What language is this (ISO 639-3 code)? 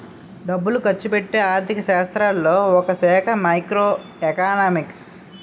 tel